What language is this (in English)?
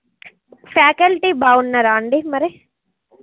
Telugu